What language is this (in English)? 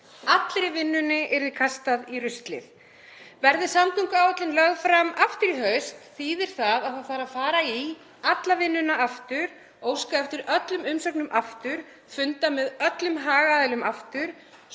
Icelandic